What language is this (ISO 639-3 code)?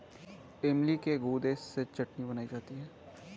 hin